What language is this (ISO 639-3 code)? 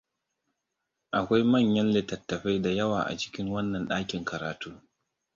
hau